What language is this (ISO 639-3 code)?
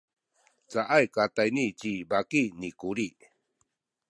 szy